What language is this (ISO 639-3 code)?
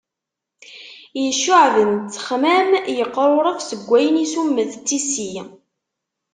kab